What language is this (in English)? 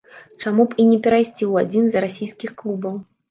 Belarusian